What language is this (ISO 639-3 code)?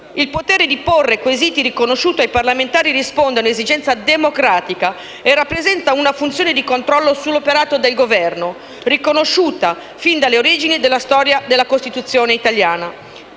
ita